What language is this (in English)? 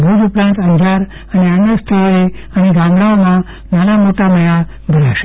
Gujarati